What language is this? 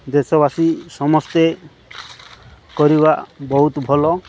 Odia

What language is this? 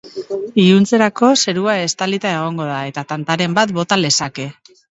Basque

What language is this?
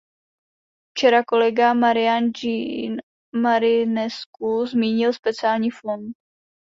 Czech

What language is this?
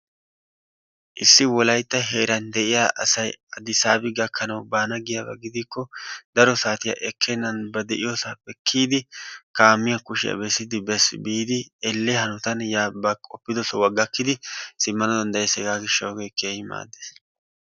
Wolaytta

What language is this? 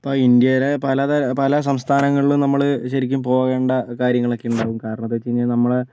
Malayalam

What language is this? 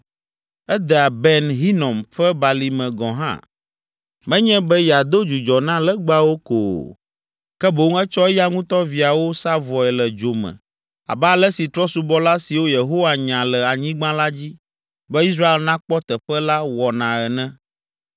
Ewe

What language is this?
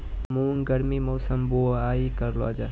Maithili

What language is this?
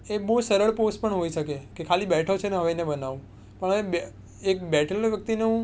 Gujarati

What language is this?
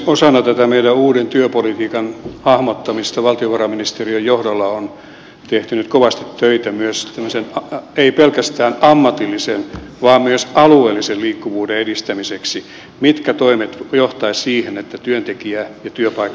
Finnish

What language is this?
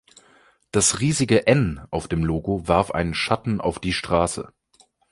German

